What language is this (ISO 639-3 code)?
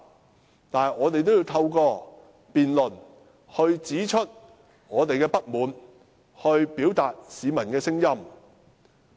yue